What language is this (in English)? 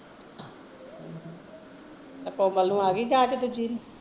Punjabi